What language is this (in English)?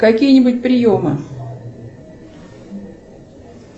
Russian